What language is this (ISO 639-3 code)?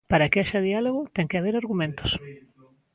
glg